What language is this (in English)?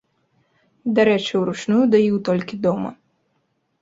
Belarusian